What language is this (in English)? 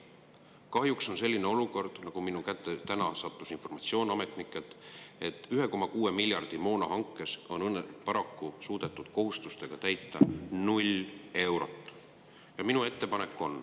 Estonian